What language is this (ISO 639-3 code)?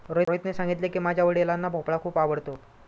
mar